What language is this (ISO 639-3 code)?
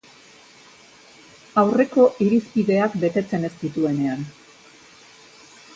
eus